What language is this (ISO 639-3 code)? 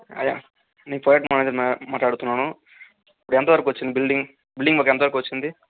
tel